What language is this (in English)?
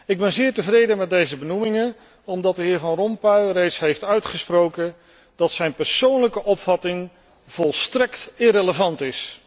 Dutch